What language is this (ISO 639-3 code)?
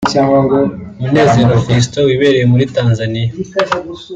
kin